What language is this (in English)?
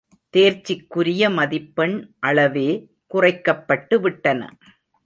Tamil